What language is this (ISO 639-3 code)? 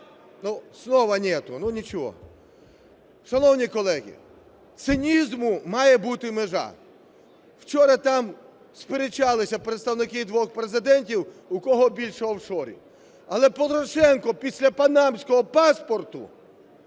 ukr